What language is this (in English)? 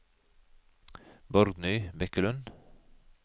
Norwegian